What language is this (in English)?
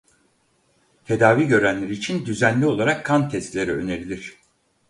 Turkish